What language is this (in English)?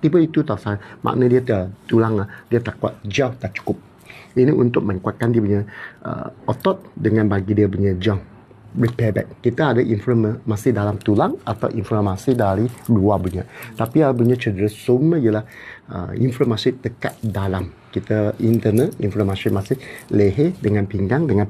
Malay